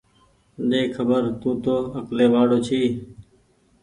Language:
Goaria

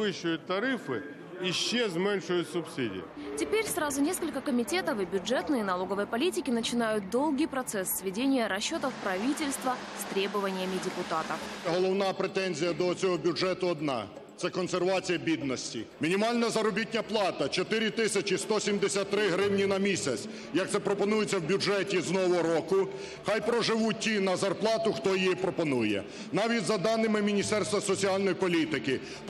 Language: Russian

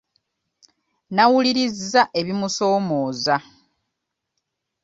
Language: Ganda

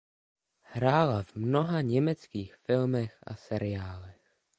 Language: Czech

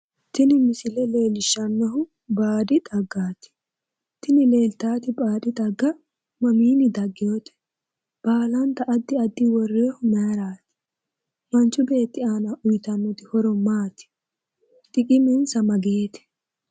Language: Sidamo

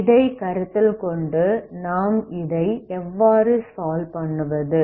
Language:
Tamil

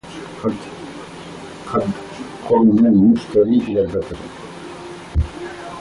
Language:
Arabic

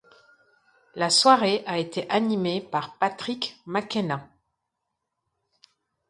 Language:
French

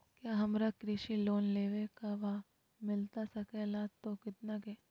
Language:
Magahi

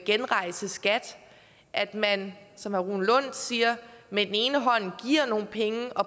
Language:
Danish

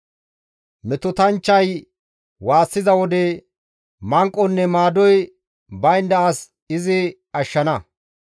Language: Gamo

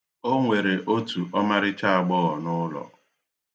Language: Igbo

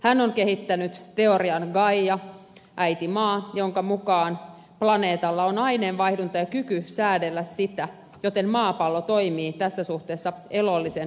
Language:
Finnish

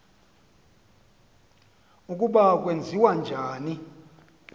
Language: Xhosa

